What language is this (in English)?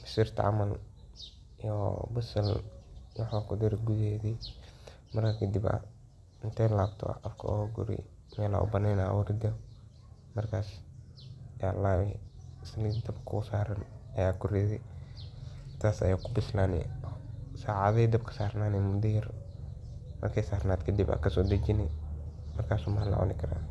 Somali